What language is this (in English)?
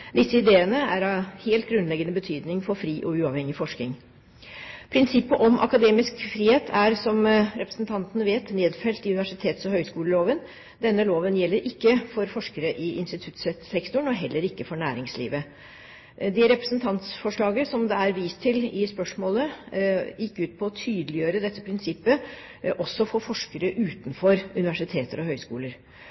Norwegian Bokmål